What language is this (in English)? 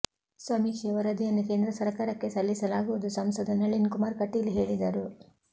Kannada